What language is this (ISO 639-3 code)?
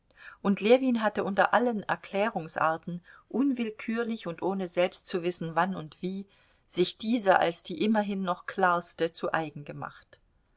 deu